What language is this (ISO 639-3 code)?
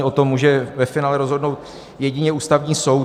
ces